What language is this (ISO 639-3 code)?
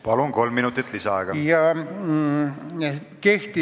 est